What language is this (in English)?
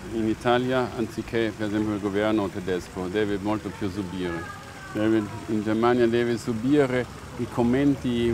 Italian